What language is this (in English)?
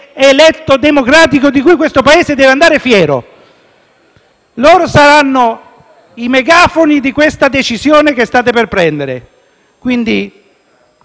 Italian